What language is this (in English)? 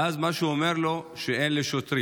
Hebrew